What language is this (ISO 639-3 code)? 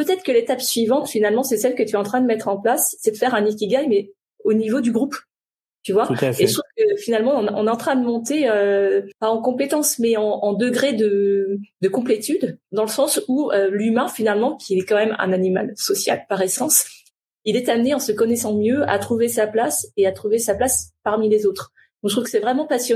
fra